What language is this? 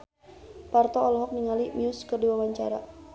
Sundanese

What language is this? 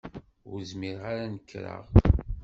Kabyle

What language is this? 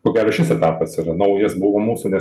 Lithuanian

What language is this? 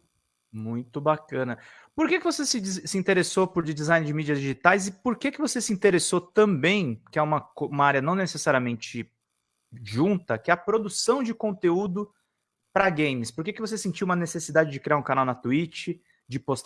Portuguese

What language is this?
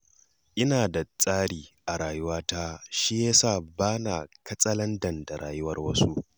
Hausa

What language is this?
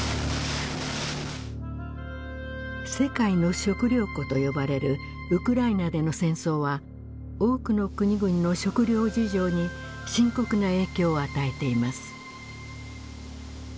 Japanese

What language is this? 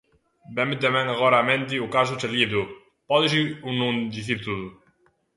Galician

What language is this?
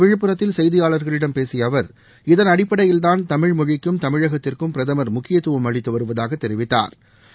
Tamil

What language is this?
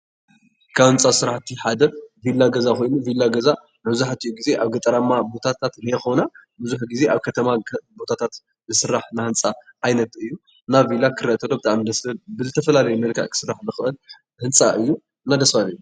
Tigrinya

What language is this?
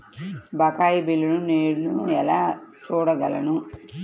Telugu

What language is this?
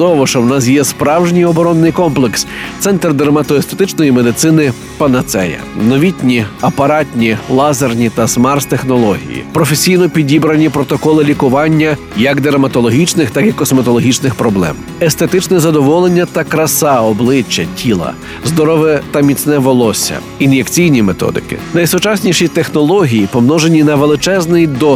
Ukrainian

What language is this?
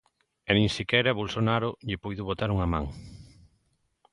Galician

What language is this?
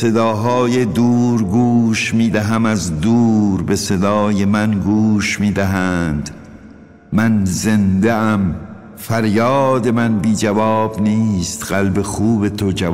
Persian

